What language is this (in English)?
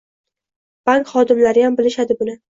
Uzbek